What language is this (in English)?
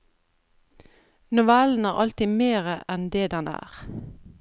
Norwegian